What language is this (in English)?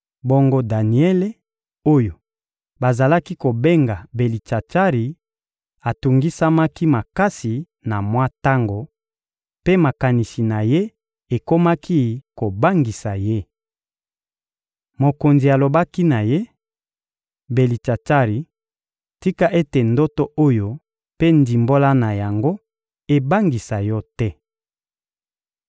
Lingala